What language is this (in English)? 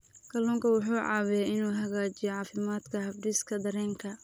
Somali